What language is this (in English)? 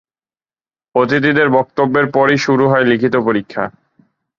Bangla